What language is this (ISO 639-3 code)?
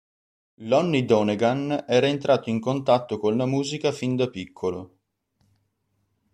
ita